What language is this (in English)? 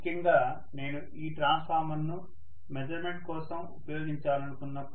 Telugu